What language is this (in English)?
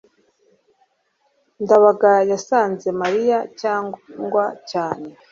Kinyarwanda